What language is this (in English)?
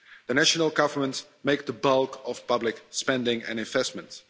English